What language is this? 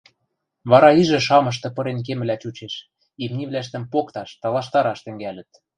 Western Mari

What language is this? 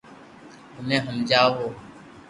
Loarki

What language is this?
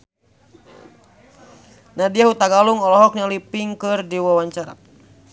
Sundanese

